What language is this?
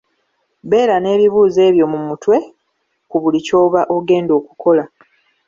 Ganda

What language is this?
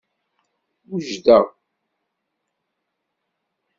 Kabyle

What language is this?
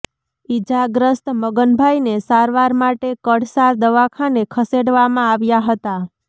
Gujarati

